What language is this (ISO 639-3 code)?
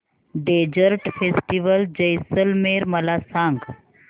mar